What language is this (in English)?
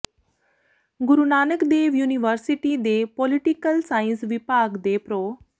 Punjabi